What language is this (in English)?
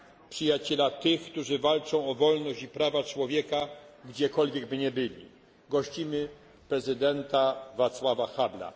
Polish